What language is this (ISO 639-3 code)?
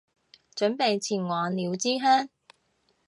yue